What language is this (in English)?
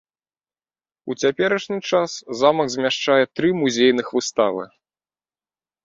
Belarusian